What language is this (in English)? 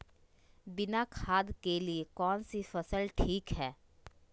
Magahi